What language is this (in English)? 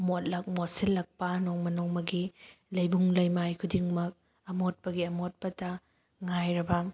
Manipuri